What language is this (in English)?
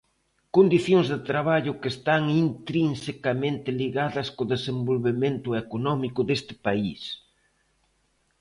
Galician